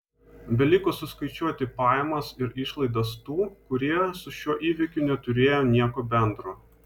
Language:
Lithuanian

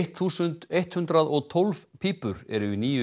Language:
Icelandic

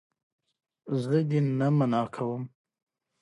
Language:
Pashto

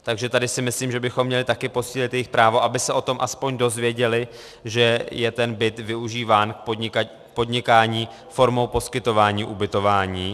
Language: Czech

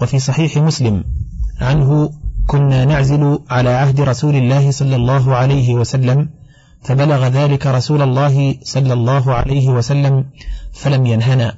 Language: Arabic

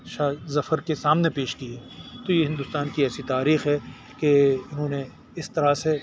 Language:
Urdu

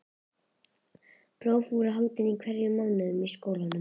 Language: Icelandic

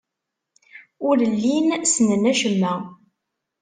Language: Kabyle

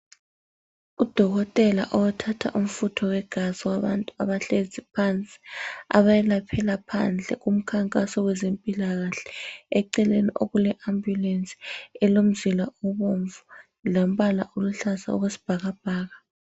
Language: North Ndebele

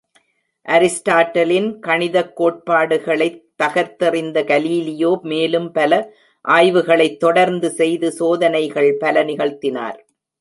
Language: Tamil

